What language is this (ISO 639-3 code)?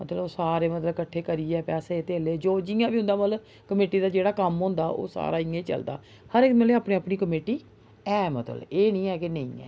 doi